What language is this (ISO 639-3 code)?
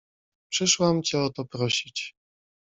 pol